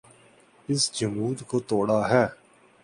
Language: Urdu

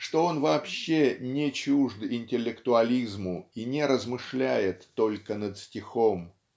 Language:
Russian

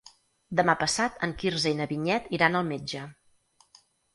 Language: Catalan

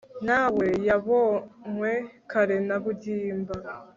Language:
Kinyarwanda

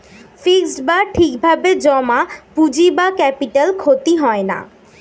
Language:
Bangla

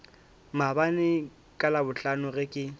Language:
Northern Sotho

